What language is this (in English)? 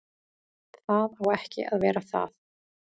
Icelandic